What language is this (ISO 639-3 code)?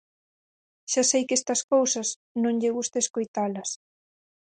glg